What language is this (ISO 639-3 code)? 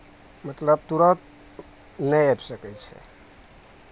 mai